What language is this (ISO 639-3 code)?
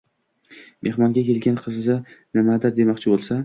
uzb